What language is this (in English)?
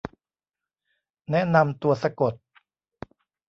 Thai